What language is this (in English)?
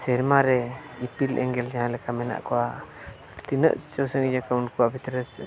Santali